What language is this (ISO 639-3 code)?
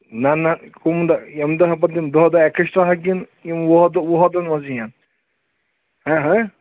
kas